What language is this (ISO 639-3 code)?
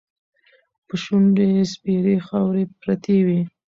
pus